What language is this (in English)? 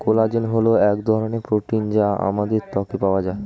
Bangla